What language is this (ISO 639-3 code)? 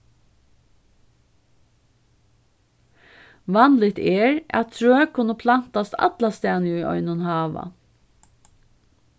fao